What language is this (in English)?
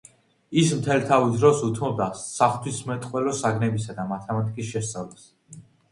Georgian